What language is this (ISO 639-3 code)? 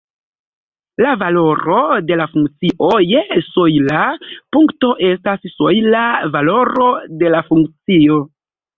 epo